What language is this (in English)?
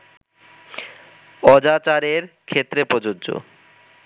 Bangla